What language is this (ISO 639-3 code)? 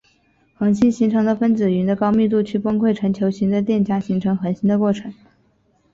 zho